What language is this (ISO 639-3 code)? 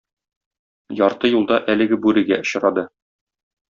tat